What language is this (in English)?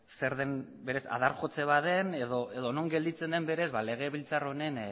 Basque